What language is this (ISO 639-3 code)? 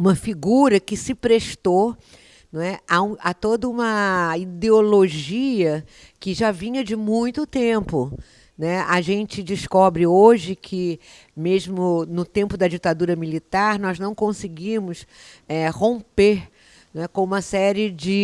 por